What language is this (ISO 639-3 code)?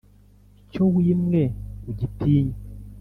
kin